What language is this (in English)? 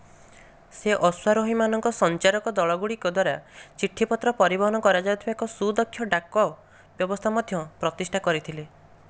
Odia